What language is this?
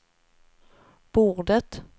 Swedish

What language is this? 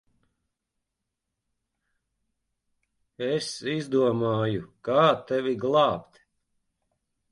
Latvian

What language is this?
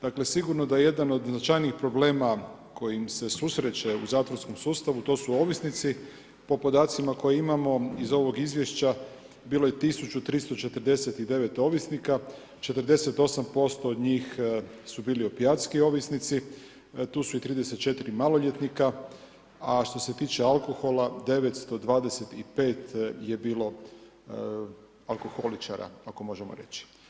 Croatian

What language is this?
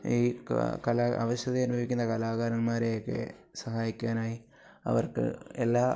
Malayalam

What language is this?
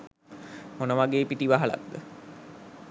Sinhala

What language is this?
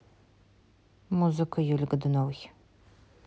Russian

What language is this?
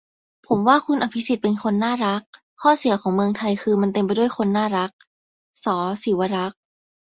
Thai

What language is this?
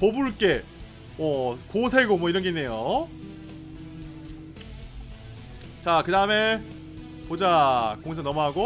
Korean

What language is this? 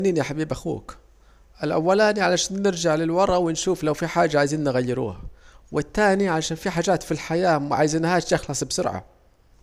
Saidi Arabic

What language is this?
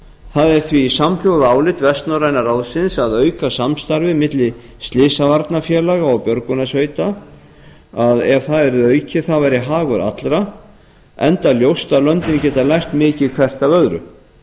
Icelandic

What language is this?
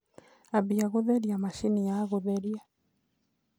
Kikuyu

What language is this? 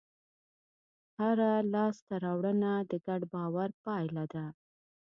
Pashto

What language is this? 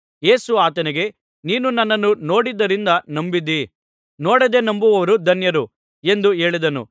Kannada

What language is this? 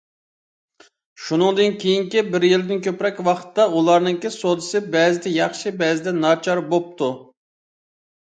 Uyghur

